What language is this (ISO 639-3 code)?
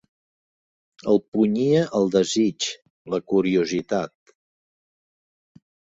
cat